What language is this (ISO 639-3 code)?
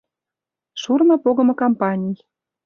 chm